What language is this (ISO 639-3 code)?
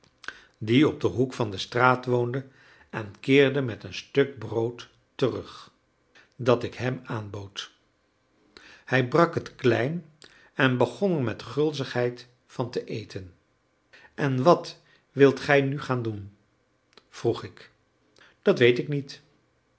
nld